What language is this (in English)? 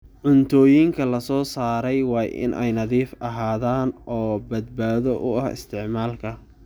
Somali